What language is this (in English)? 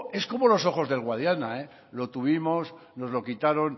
Spanish